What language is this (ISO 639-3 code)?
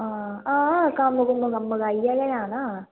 doi